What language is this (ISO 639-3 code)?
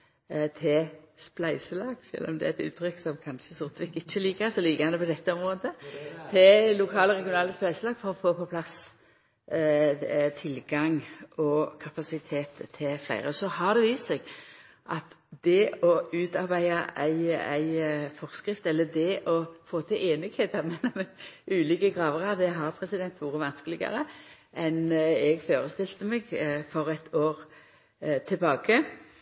nno